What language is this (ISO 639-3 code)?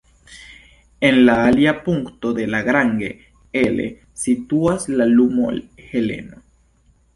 epo